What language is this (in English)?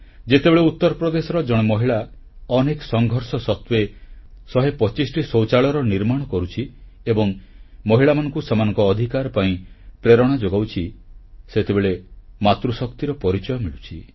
Odia